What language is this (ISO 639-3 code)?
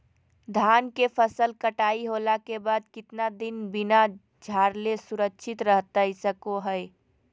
mag